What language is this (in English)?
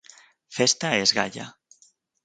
Galician